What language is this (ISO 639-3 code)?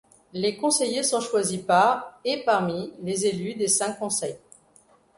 fra